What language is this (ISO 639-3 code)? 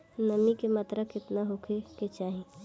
bho